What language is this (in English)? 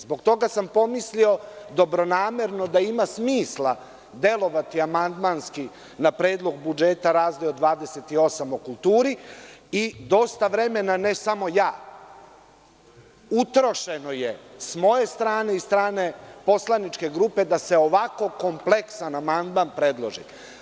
Serbian